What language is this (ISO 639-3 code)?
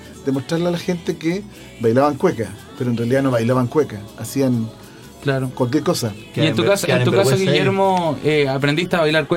spa